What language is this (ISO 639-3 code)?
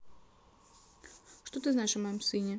rus